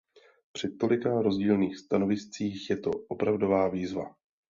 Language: Czech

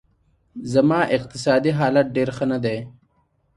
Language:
Pashto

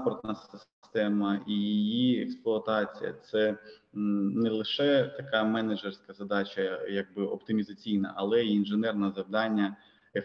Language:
Ukrainian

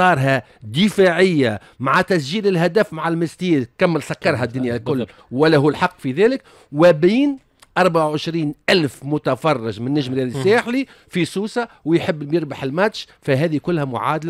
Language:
Arabic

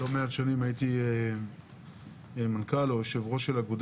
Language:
Hebrew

